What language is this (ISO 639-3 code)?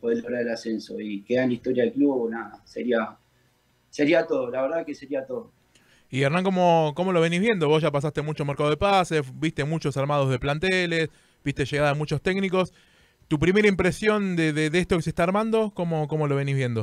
spa